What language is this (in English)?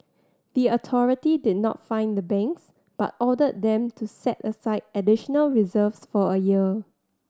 English